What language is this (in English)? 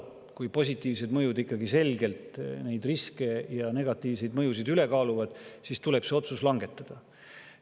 Estonian